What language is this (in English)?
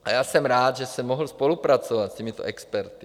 Czech